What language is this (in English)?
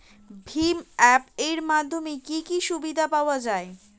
Bangla